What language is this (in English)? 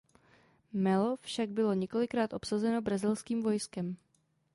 Czech